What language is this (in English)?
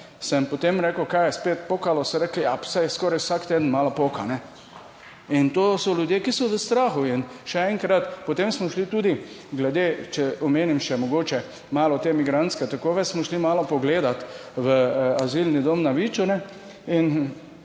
Slovenian